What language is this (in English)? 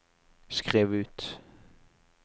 Norwegian